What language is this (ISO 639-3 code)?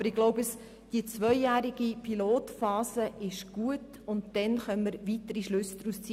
gsw